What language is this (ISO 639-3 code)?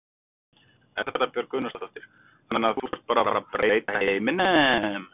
isl